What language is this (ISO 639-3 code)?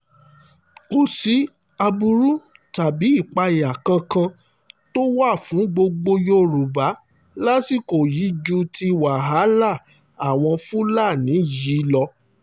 yor